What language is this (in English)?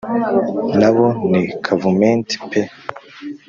Kinyarwanda